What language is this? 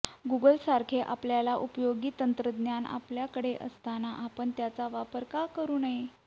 Marathi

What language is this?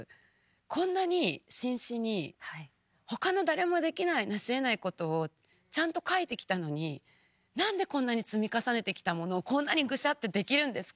Japanese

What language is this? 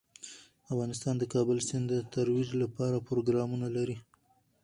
Pashto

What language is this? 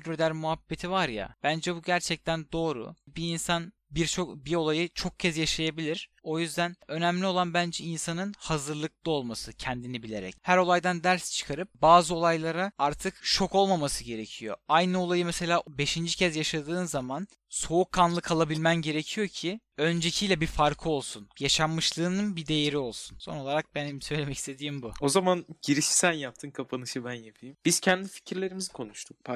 Turkish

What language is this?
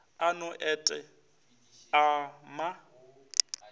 Northern Sotho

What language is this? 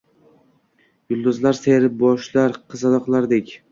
Uzbek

